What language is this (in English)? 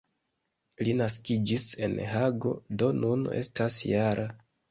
Esperanto